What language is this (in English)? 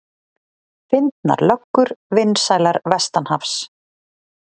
Icelandic